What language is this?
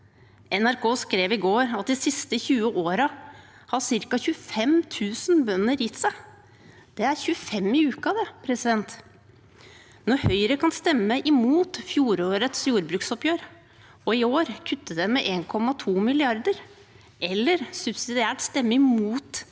Norwegian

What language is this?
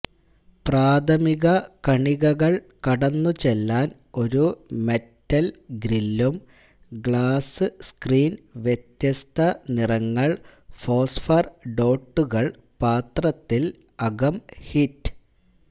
Malayalam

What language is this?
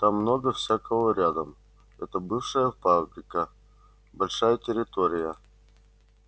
Russian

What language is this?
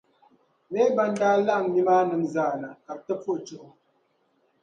Dagbani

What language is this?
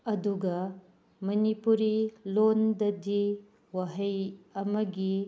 Manipuri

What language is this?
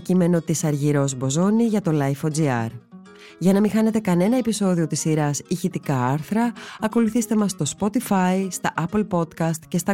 Greek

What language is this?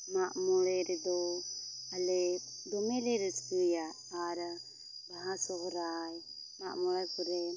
Santali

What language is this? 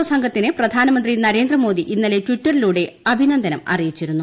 Malayalam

